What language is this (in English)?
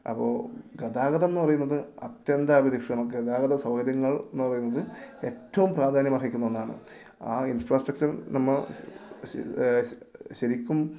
Malayalam